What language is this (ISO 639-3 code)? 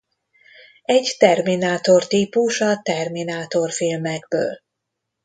hun